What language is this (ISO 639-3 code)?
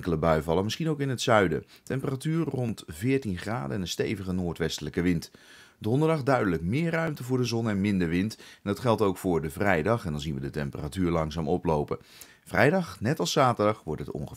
nld